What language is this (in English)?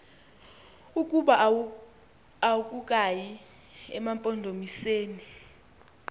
Xhosa